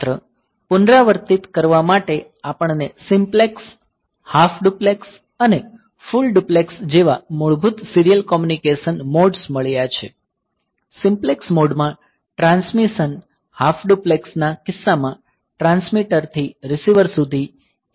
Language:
Gujarati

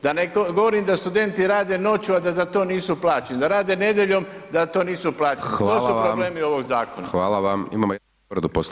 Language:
Croatian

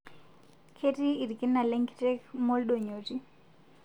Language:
Masai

